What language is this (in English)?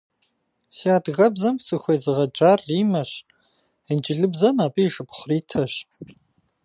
Kabardian